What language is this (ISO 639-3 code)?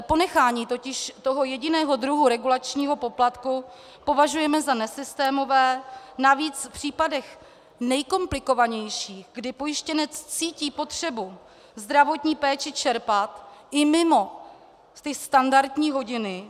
ces